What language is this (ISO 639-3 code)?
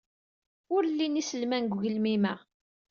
kab